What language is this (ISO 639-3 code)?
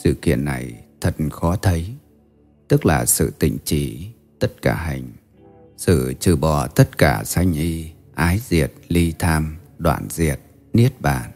vie